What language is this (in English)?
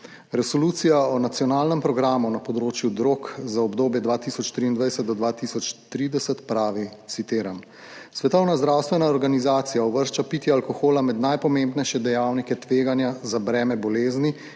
Slovenian